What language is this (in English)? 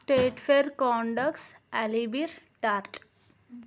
Telugu